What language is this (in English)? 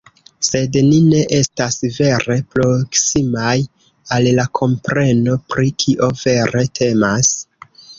Esperanto